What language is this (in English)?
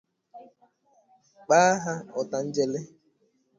Igbo